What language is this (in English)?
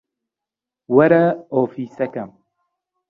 Central Kurdish